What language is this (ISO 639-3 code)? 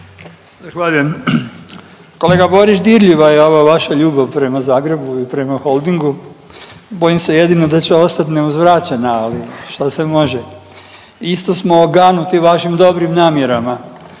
hrv